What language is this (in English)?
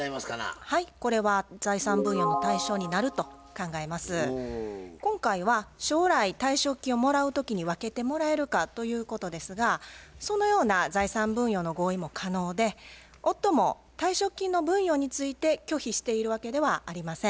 Japanese